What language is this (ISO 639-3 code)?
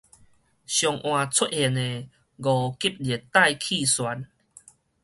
nan